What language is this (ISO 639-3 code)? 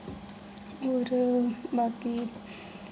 doi